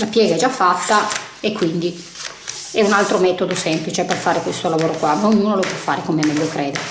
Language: Italian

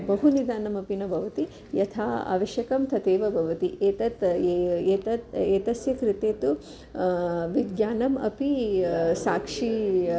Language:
Sanskrit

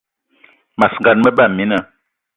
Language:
Eton (Cameroon)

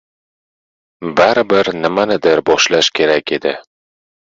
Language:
Uzbek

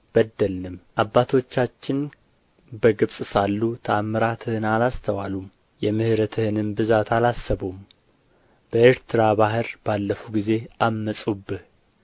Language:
Amharic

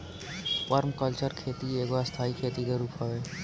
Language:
Bhojpuri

